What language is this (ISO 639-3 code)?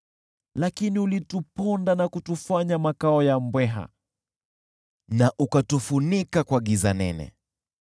swa